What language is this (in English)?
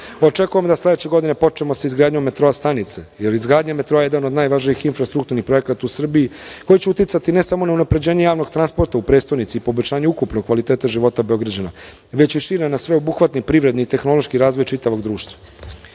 Serbian